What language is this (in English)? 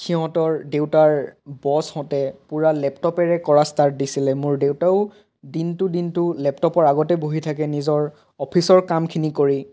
Assamese